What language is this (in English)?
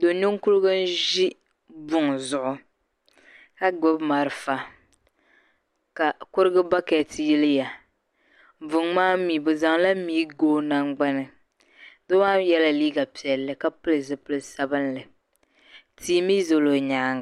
Dagbani